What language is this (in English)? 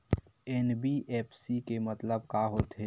Chhattisgarhi